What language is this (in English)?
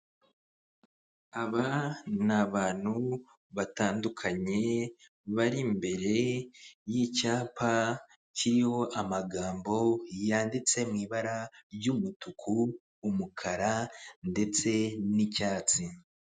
Kinyarwanda